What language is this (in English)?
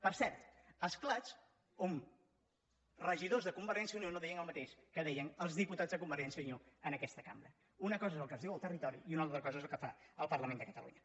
Catalan